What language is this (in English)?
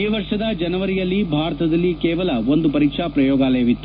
Kannada